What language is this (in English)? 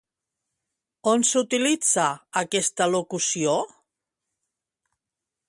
Catalan